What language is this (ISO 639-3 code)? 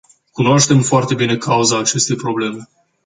ron